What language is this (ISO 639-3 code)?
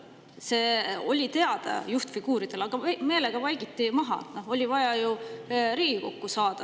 est